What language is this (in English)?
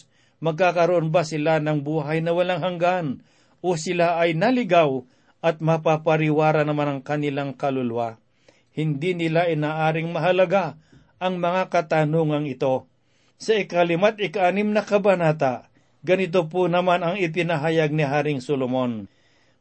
Filipino